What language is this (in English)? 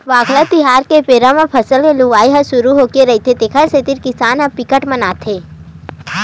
Chhattisgarhi